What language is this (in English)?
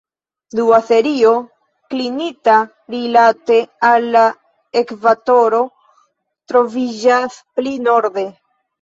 Esperanto